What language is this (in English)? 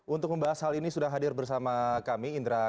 Indonesian